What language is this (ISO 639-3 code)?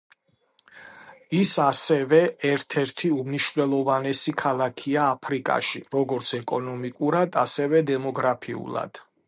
kat